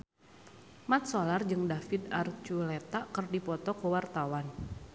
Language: Sundanese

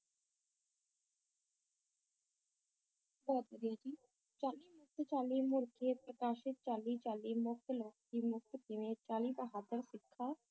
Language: Punjabi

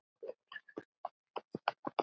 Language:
Icelandic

